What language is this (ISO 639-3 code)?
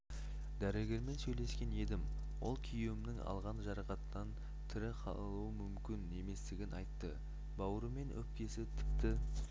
kaz